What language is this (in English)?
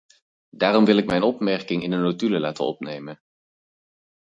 Dutch